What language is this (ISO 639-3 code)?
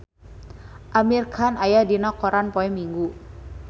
sun